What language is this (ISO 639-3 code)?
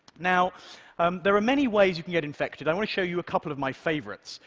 eng